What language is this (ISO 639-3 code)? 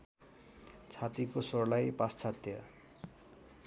nep